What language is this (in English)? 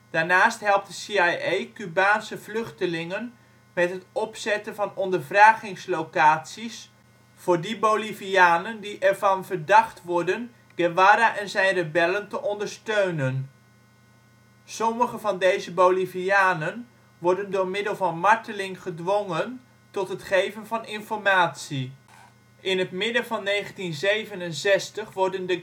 Dutch